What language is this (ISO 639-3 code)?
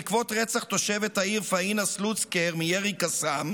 heb